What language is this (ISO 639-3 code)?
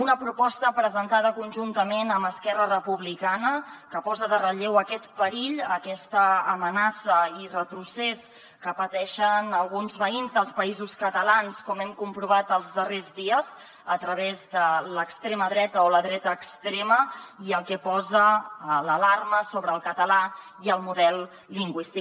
cat